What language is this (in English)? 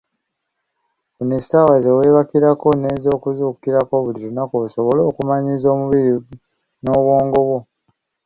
Ganda